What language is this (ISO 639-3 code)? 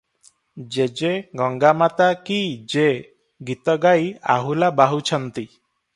ori